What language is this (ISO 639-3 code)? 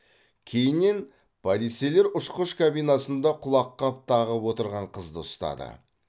kaz